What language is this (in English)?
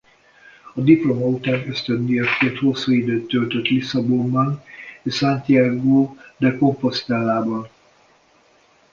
Hungarian